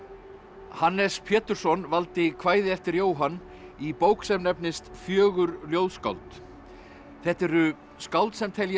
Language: Icelandic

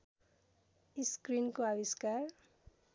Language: Nepali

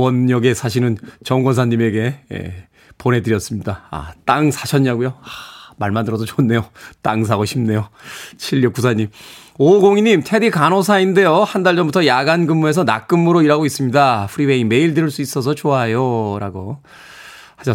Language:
Korean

